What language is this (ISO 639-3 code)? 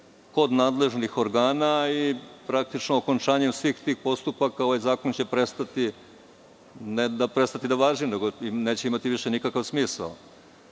srp